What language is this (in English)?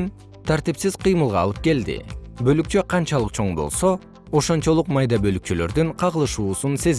Kyrgyz